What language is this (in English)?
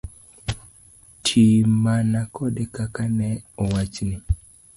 Luo (Kenya and Tanzania)